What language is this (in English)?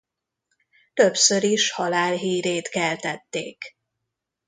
Hungarian